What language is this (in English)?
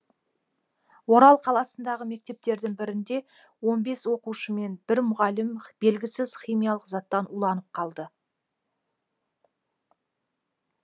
Kazakh